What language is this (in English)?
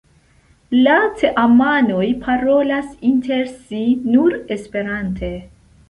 Esperanto